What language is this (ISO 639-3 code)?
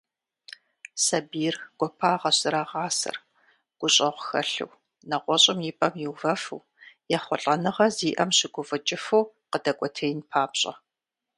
kbd